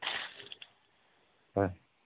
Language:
Manipuri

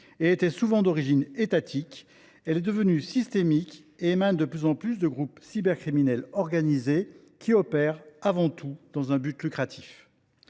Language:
French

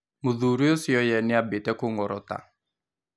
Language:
Kikuyu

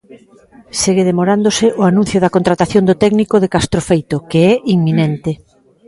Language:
Galician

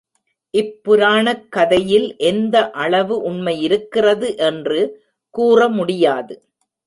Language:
Tamil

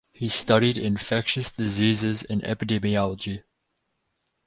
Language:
English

